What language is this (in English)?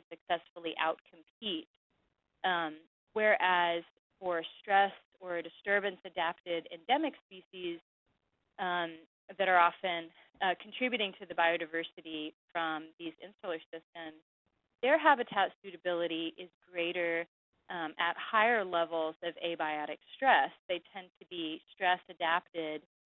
English